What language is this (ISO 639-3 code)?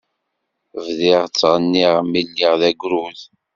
kab